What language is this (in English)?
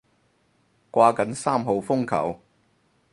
Cantonese